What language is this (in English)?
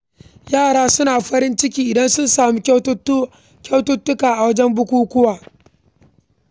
Hausa